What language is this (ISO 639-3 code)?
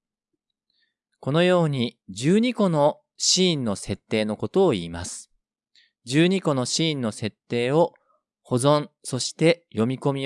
jpn